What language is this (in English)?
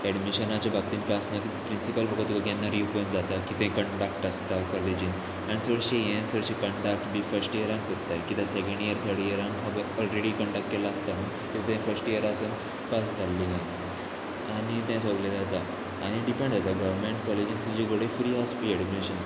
Konkani